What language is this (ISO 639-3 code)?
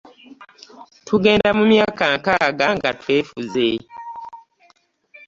lug